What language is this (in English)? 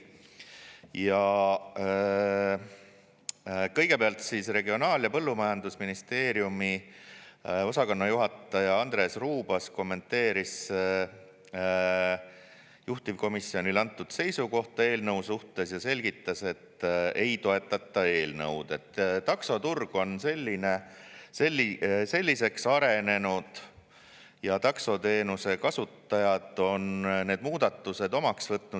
Estonian